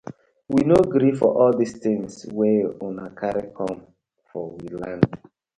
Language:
Nigerian Pidgin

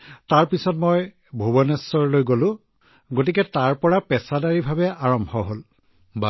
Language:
Assamese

